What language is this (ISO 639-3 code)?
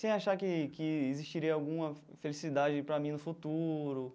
por